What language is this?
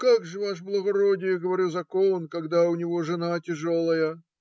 Russian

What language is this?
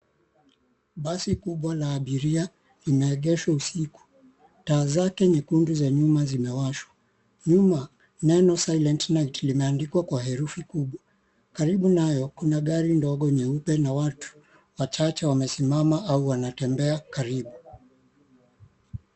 Swahili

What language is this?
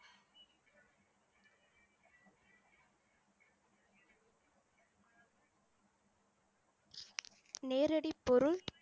Tamil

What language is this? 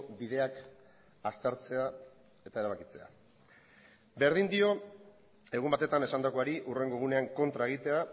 Basque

